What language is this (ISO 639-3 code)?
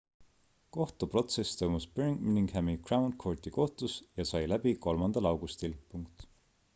est